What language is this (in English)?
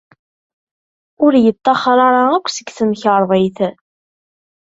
Kabyle